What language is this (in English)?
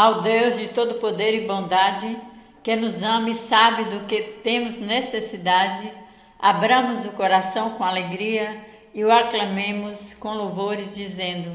Portuguese